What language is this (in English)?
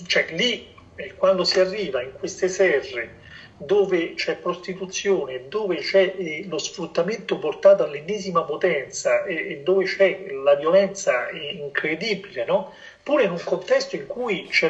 Italian